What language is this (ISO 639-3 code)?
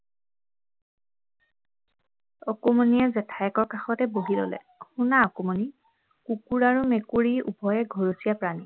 asm